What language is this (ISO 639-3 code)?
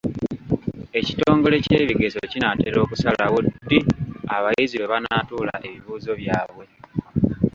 lug